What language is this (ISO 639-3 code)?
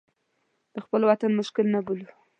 pus